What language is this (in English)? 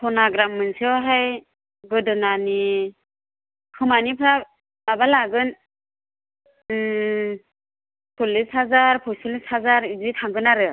Bodo